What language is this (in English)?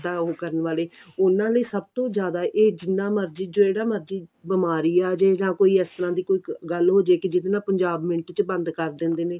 Punjabi